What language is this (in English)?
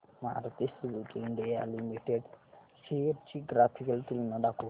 Marathi